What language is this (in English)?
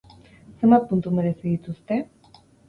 Basque